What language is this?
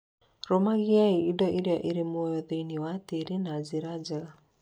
Kikuyu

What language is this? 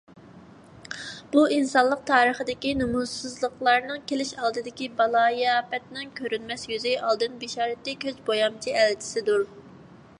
Uyghur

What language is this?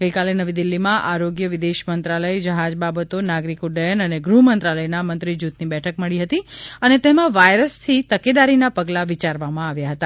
Gujarati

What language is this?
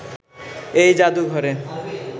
Bangla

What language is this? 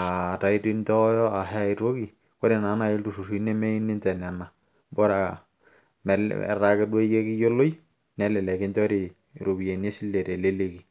Masai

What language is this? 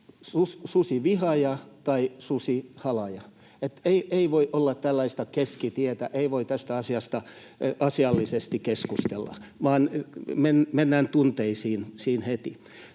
Finnish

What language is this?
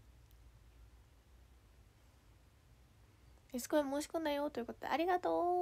Japanese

